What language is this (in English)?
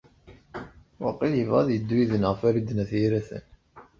Kabyle